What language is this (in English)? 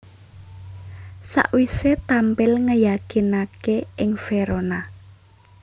Javanese